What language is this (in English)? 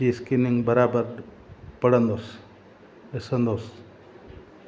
Sindhi